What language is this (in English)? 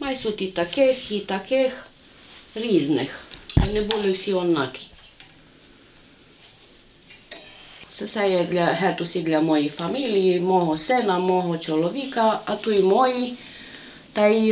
Ukrainian